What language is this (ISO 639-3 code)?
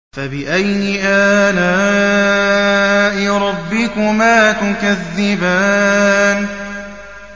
ara